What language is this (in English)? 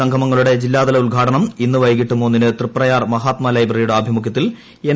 Malayalam